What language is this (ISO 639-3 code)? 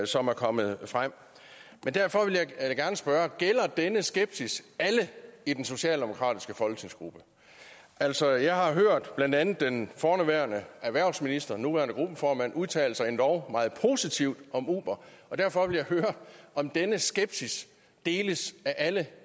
dan